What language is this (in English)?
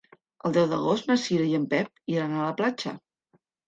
Catalan